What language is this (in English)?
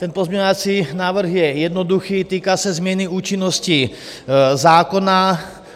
Czech